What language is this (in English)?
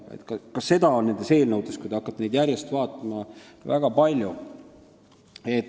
Estonian